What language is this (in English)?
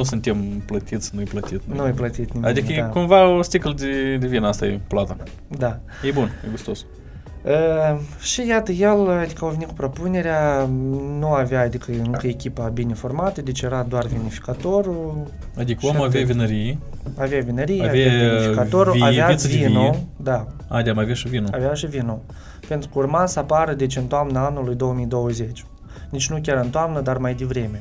Romanian